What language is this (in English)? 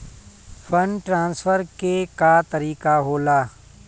Bhojpuri